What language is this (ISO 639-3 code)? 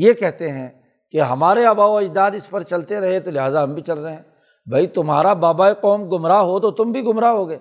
urd